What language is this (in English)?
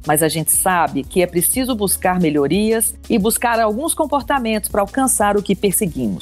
Portuguese